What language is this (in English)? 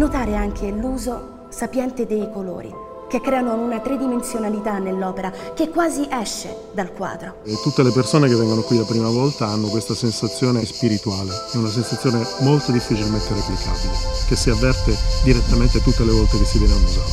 Italian